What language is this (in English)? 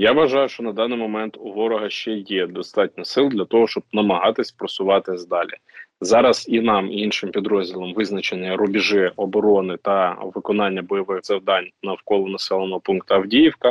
Ukrainian